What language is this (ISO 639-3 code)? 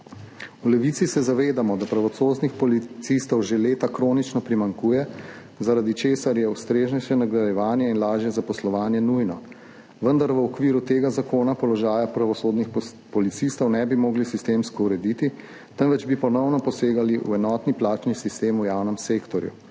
slv